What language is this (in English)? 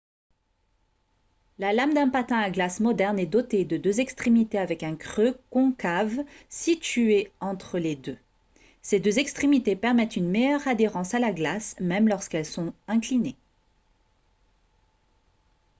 French